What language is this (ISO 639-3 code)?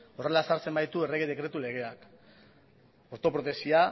eus